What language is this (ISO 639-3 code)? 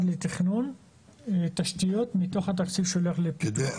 heb